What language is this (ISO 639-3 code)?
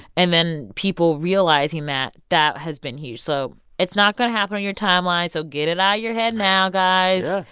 eng